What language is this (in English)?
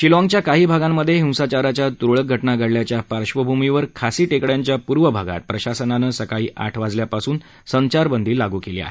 Marathi